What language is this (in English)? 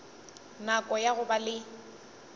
Northern Sotho